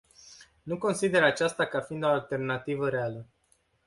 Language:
Romanian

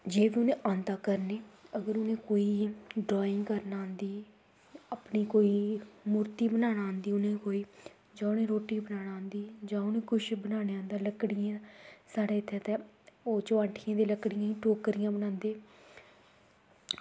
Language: Dogri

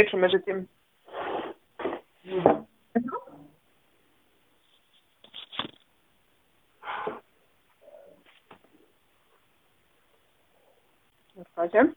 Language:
Slovak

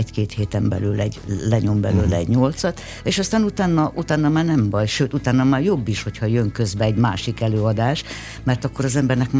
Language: Hungarian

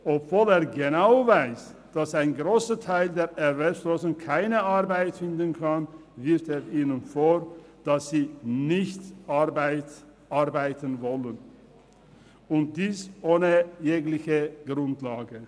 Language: Swiss German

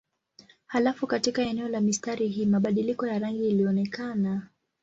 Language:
Swahili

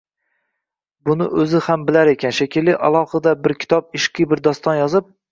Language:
Uzbek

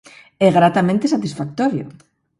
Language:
Galician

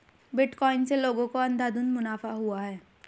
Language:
Hindi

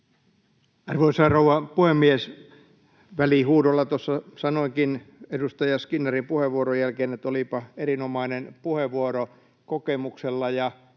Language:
Finnish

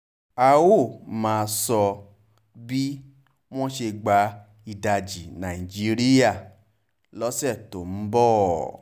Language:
Yoruba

